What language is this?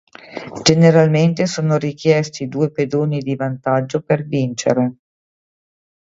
Italian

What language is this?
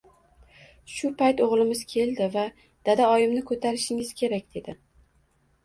Uzbek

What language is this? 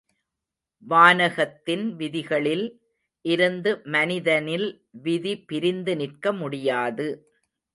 Tamil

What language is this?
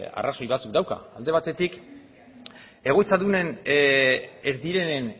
Basque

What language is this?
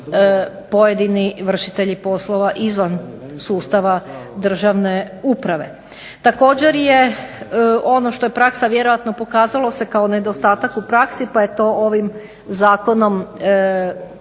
Croatian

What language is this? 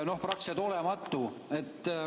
Estonian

